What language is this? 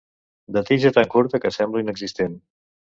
Catalan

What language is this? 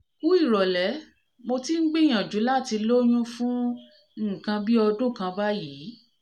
Yoruba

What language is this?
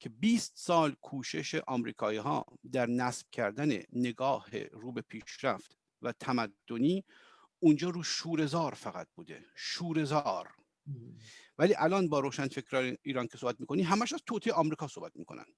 Persian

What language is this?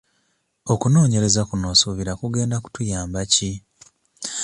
Ganda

